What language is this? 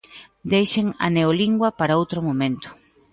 Galician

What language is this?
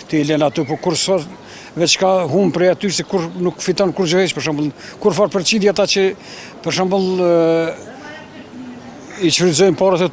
Romanian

